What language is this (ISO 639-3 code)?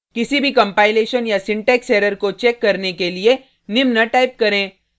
hin